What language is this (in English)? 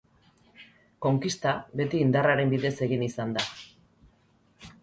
Basque